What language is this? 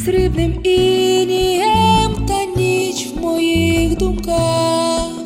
Ukrainian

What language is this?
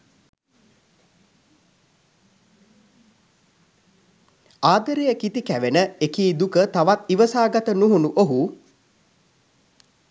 Sinhala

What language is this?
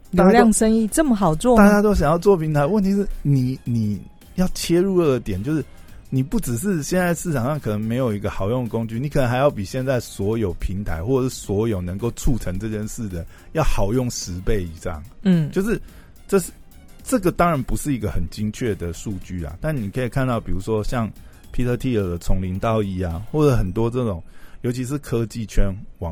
Chinese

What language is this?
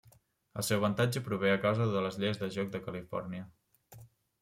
Catalan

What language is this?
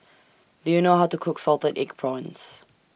English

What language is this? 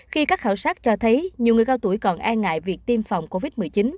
Vietnamese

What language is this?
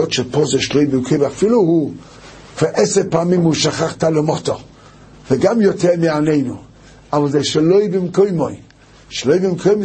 Hebrew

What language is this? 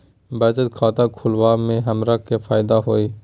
Magahi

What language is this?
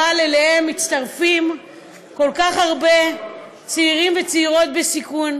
Hebrew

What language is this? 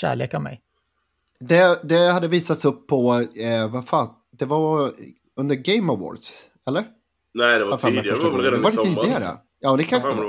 Swedish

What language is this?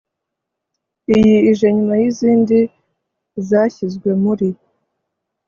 Kinyarwanda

